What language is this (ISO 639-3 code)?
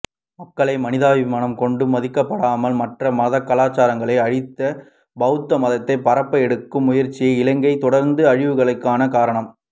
tam